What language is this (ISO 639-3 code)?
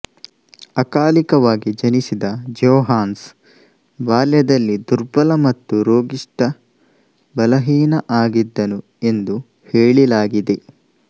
kan